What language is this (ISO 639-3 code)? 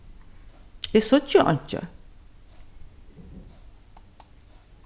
fao